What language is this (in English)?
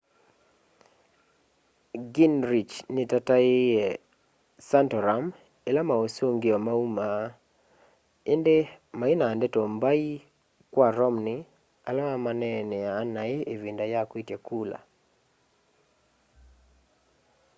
Kamba